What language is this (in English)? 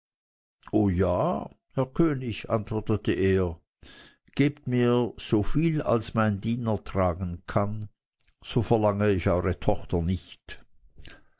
German